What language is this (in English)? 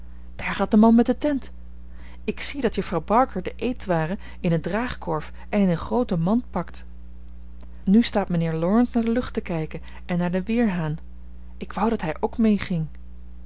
Dutch